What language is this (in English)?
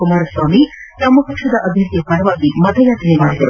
Kannada